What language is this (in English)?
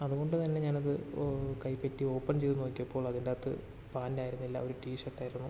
Malayalam